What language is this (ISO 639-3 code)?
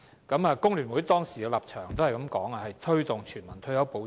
yue